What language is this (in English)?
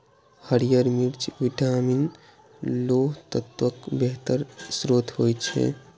Maithili